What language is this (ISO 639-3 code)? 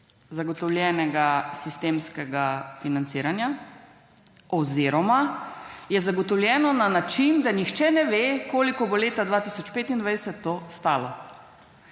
slv